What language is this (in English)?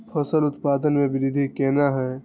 Maithili